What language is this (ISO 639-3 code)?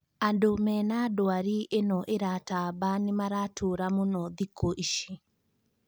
kik